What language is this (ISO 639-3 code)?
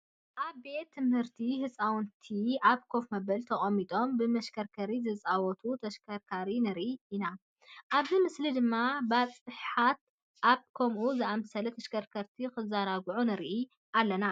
tir